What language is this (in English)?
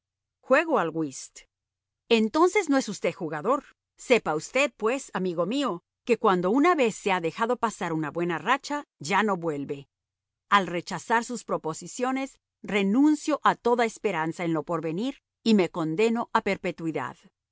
Spanish